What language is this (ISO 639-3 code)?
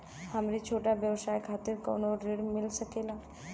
bho